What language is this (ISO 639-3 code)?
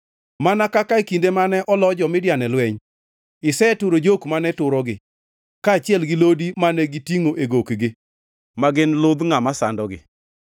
luo